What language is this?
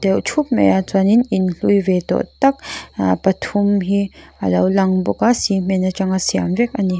Mizo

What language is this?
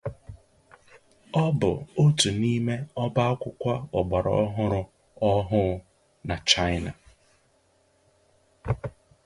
Igbo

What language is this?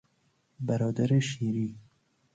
Persian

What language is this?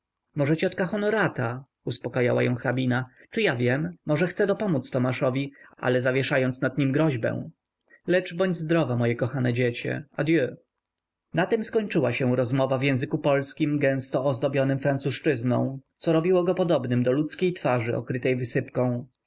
Polish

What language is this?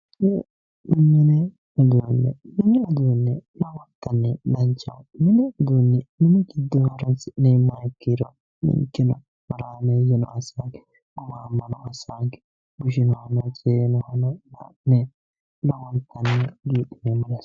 Sidamo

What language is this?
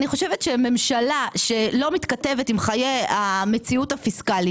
Hebrew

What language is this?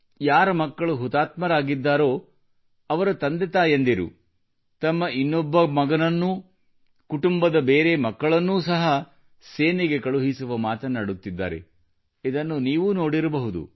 Kannada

